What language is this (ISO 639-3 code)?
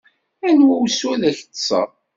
kab